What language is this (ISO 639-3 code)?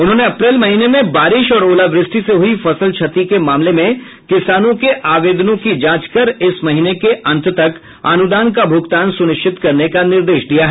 hin